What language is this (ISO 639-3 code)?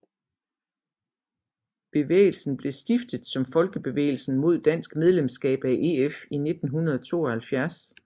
dan